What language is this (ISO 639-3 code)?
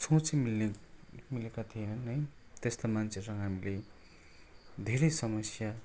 nep